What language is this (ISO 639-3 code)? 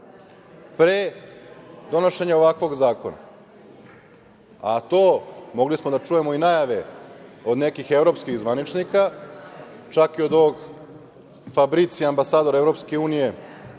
srp